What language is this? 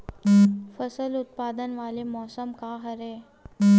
Chhattisgarhi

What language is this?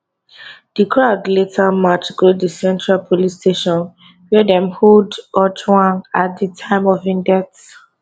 Nigerian Pidgin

